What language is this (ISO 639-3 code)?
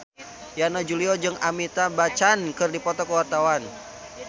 sun